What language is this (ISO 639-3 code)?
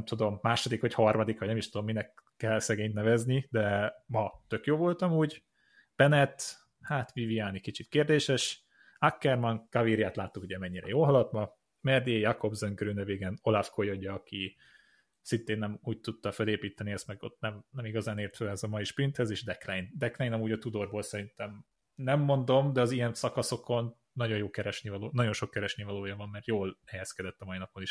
hun